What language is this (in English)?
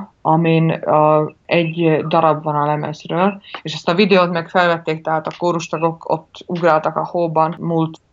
Hungarian